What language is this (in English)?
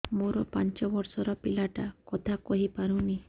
Odia